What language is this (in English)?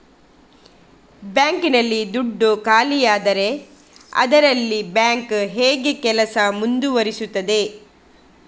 Kannada